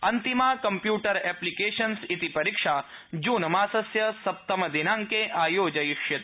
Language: Sanskrit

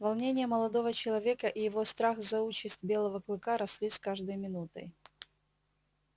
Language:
Russian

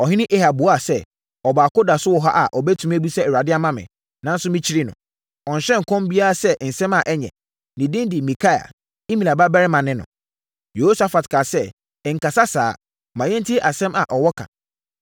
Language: Akan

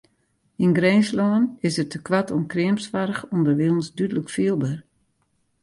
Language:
Western Frisian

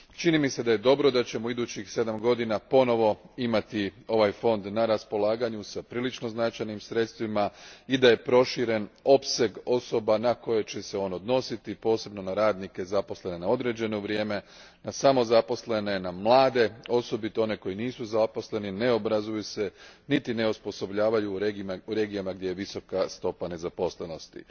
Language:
Croatian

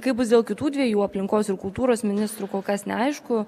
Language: Lithuanian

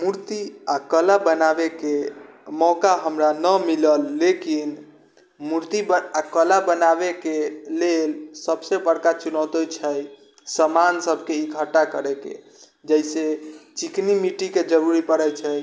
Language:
Maithili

